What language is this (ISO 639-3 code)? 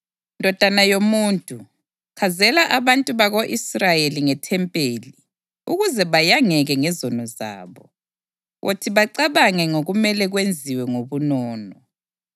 nde